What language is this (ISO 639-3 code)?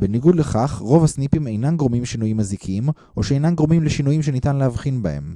heb